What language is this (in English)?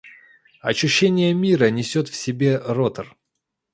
Russian